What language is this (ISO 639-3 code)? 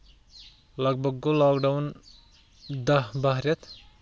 kas